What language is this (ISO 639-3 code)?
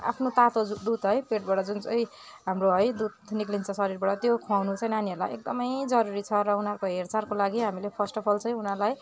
nep